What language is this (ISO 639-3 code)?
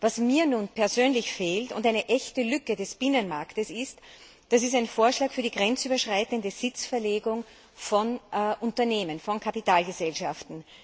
deu